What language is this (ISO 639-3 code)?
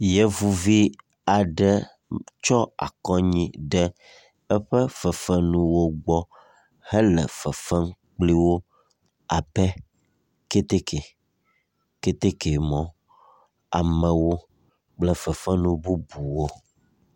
ewe